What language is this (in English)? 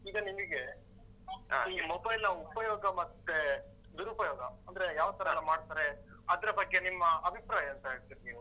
Kannada